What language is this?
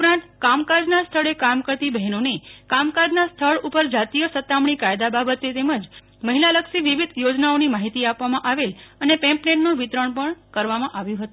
Gujarati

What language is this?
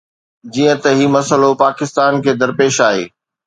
Sindhi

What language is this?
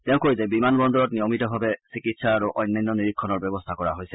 Assamese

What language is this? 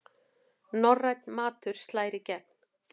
Icelandic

